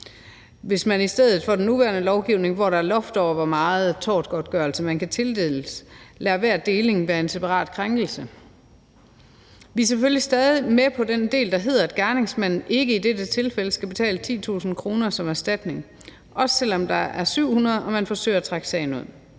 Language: Danish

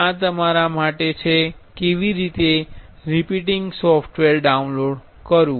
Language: Gujarati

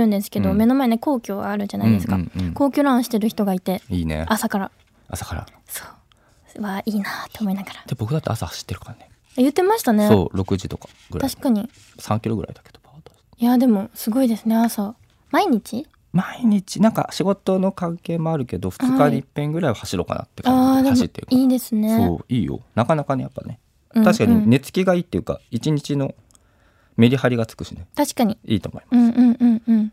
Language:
Japanese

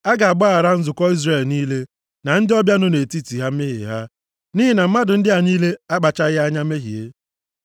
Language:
Igbo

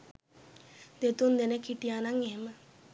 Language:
Sinhala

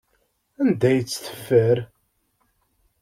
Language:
Kabyle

